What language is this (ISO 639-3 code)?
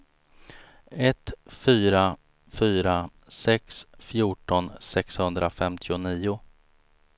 swe